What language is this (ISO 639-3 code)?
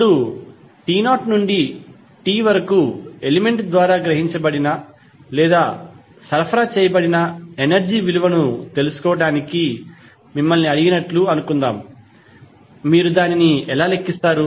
tel